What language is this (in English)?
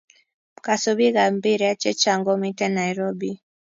Kalenjin